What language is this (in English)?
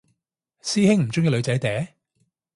Cantonese